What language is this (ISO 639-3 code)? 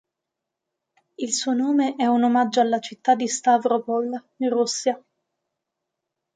ita